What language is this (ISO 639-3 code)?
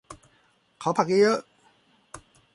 tha